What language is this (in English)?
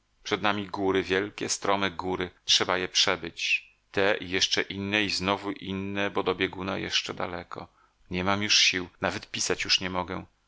Polish